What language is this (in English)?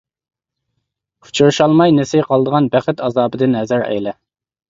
Uyghur